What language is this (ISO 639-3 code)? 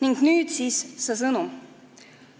est